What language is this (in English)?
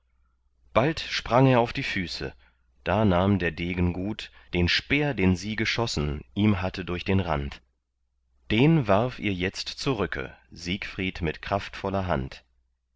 German